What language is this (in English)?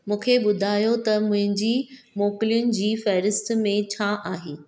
Sindhi